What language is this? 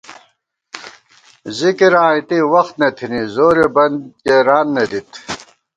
Gawar-Bati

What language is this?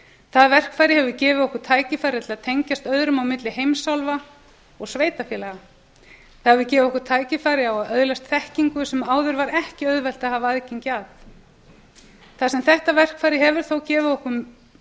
Icelandic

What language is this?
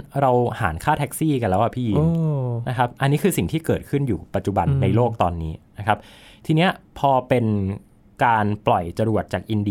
Thai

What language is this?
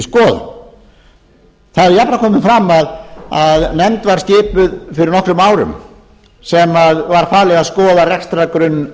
Icelandic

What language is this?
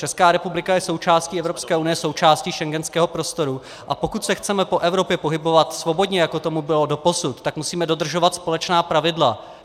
Czech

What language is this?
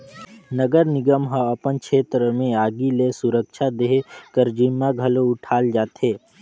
Chhattisgarhi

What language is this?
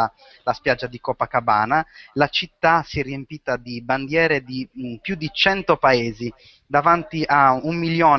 Italian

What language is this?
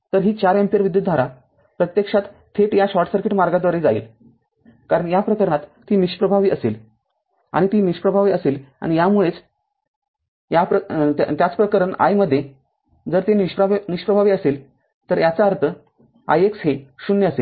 Marathi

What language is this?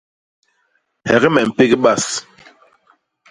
Basaa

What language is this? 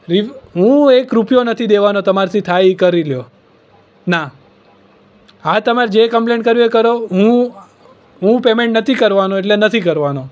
Gujarati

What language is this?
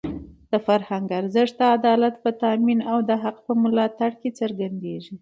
Pashto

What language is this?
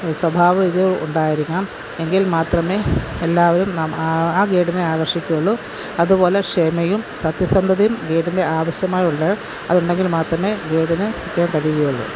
Malayalam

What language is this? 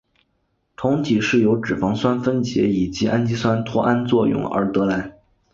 Chinese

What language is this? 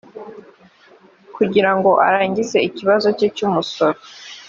Kinyarwanda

